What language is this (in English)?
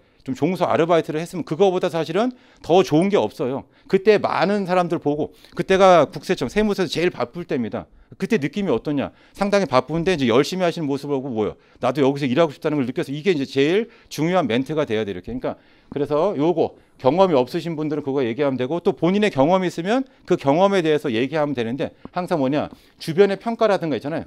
Korean